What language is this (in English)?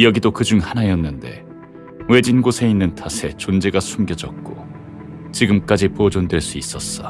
Korean